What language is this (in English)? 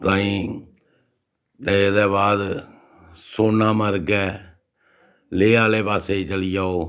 Dogri